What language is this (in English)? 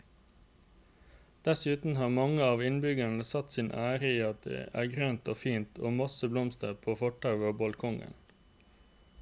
Norwegian